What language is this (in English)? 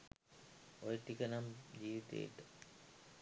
Sinhala